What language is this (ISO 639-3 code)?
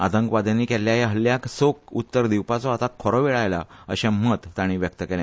kok